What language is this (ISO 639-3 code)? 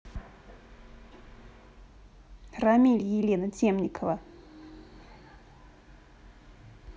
rus